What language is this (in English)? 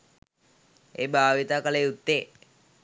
Sinhala